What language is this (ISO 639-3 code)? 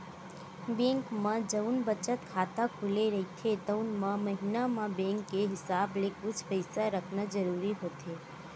hne